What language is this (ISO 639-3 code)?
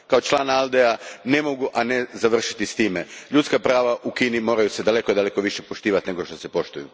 hrv